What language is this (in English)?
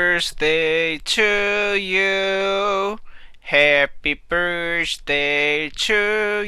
Japanese